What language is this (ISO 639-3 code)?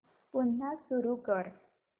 mar